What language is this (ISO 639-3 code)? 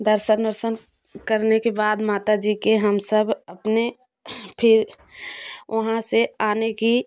hin